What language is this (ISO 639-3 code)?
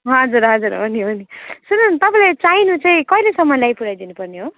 nep